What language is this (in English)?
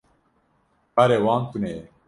Kurdish